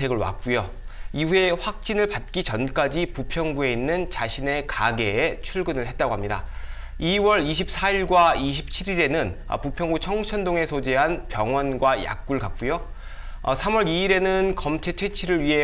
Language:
Korean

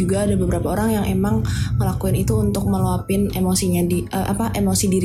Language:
Indonesian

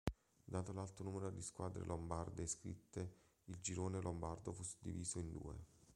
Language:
Italian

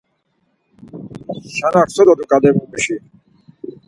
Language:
Laz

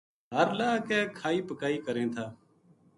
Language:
Gujari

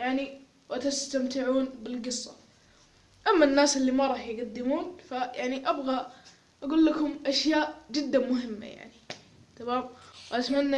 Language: Arabic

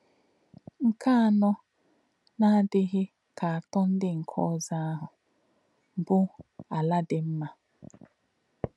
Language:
Igbo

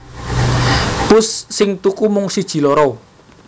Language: Javanese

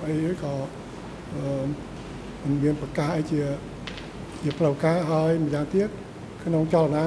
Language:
Thai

